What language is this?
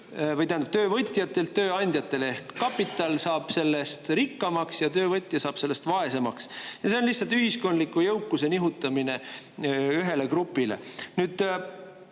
Estonian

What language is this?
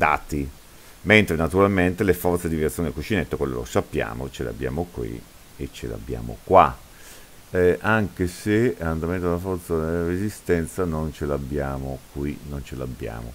Italian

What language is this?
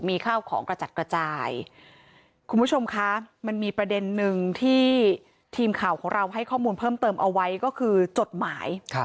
Thai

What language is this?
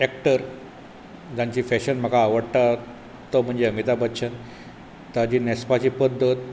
Konkani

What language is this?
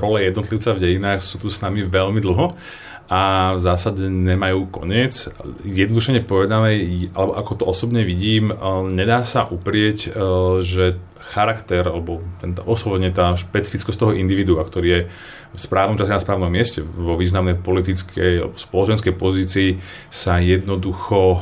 Slovak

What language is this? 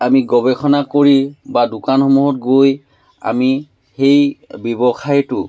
Assamese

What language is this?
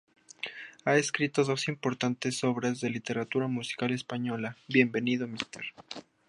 Spanish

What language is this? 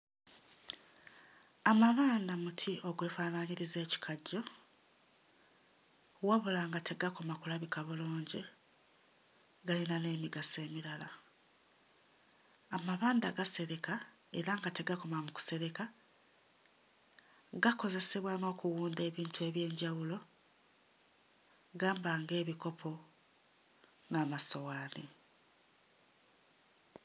Ganda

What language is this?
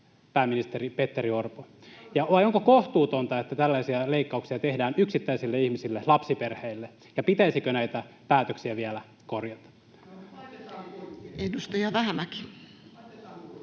Finnish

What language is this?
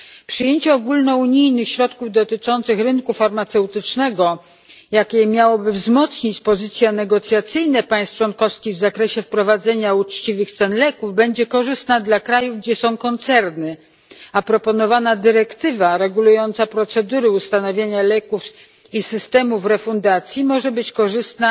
Polish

